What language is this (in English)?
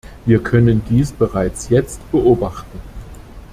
German